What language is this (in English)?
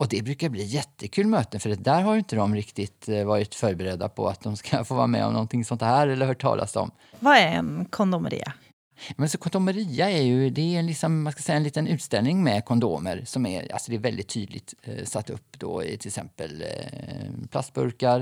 Swedish